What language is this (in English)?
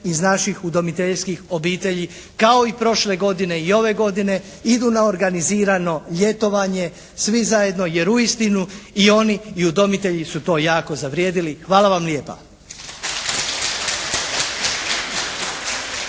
Croatian